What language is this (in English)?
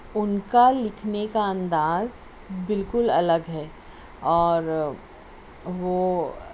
Urdu